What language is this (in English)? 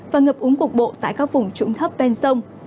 Vietnamese